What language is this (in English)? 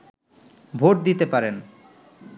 Bangla